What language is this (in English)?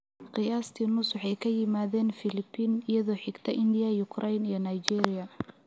Somali